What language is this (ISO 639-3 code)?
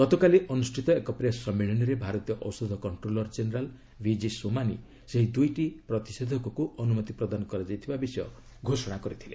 ori